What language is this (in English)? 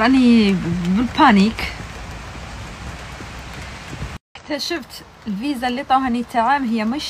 Arabic